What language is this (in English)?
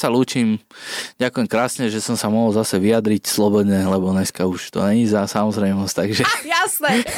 Slovak